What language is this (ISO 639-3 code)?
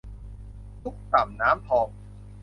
tha